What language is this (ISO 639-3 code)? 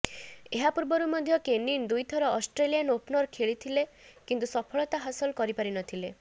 ori